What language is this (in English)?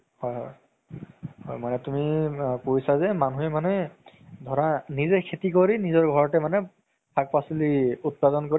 Assamese